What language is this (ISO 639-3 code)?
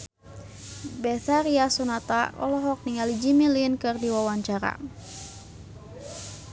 sun